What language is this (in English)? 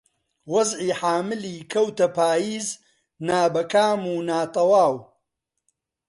Central Kurdish